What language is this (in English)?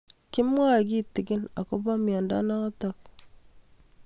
Kalenjin